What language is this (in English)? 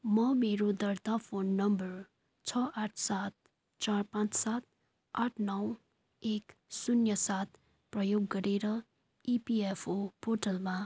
Nepali